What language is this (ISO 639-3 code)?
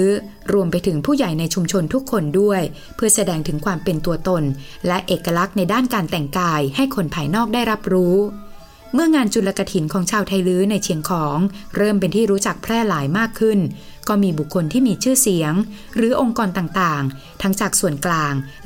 tha